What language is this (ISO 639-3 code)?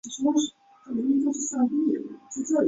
zho